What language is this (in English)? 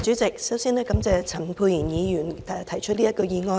Cantonese